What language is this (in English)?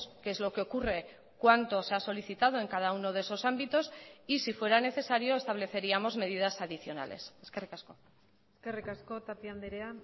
Spanish